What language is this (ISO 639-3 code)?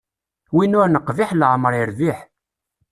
kab